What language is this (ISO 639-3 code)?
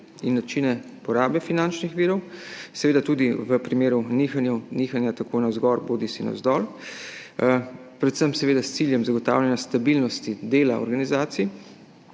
slv